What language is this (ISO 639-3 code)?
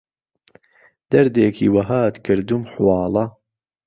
ckb